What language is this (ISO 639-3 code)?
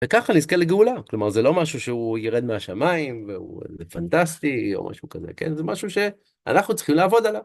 heb